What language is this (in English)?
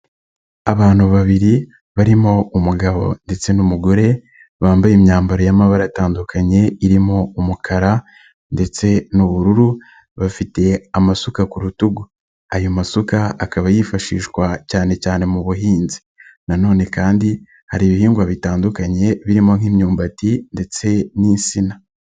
Kinyarwanda